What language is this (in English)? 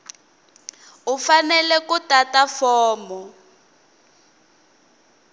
Tsonga